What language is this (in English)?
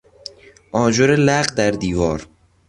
Persian